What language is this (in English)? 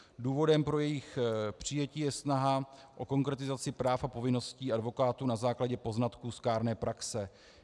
Czech